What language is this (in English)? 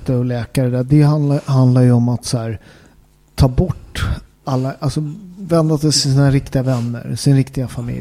Swedish